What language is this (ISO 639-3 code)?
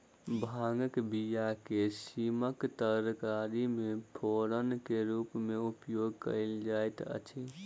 mai